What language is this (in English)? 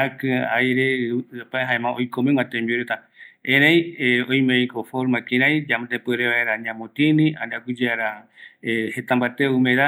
Eastern Bolivian Guaraní